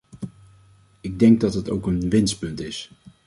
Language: Dutch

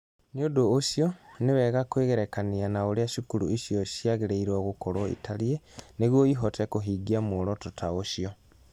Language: Kikuyu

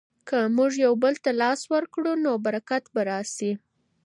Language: Pashto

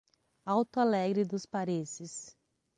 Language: Portuguese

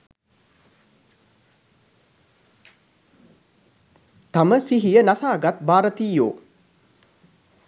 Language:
Sinhala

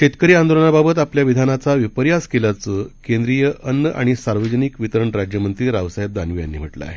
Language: Marathi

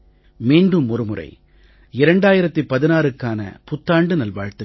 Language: Tamil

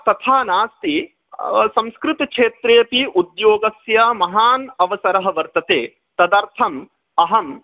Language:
Sanskrit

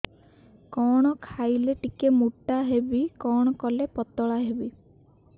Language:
Odia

